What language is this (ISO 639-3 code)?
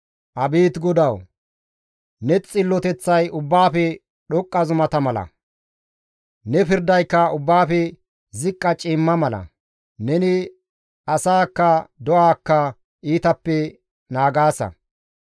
gmv